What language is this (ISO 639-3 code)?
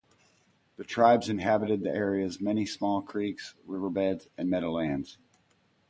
eng